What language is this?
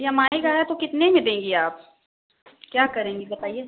Hindi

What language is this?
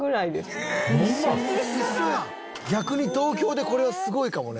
Japanese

